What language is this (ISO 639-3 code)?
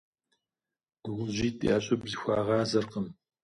kbd